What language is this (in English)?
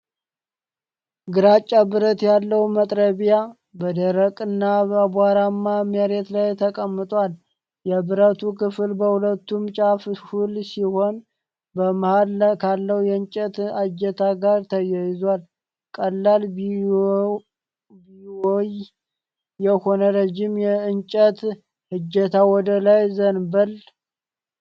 Amharic